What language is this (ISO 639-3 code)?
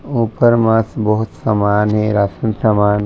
hne